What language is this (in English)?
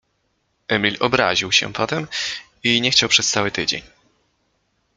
Polish